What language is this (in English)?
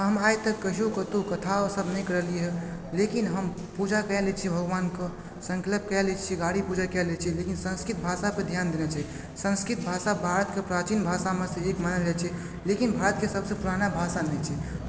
Maithili